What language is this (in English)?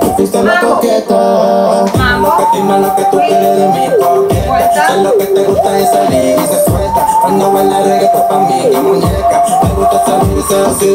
Thai